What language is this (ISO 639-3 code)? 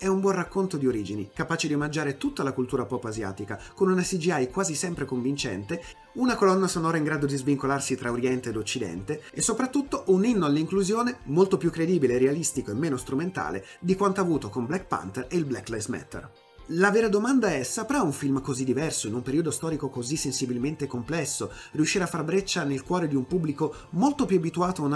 ita